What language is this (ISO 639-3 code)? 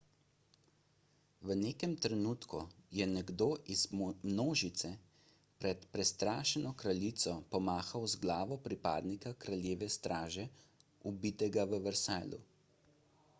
slv